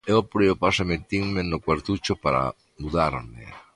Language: Galician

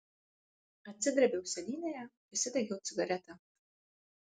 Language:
Lithuanian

